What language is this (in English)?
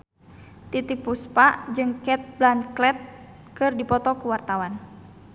Sundanese